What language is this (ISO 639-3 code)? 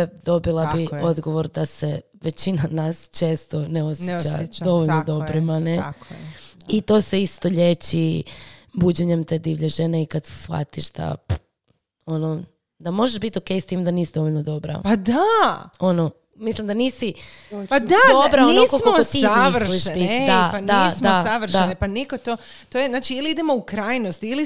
hrv